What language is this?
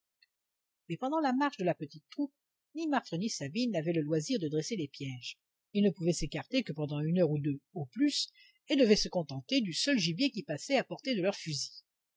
French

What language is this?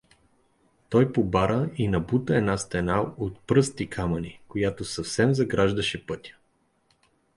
Bulgarian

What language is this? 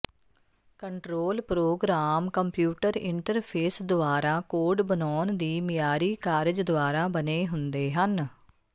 Punjabi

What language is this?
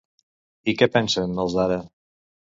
Catalan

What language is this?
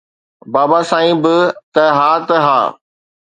Sindhi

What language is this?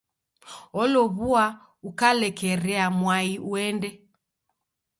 Taita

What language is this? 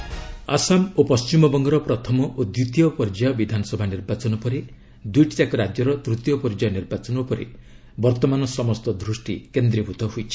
Odia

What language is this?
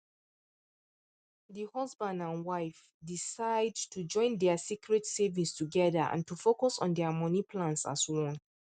Nigerian Pidgin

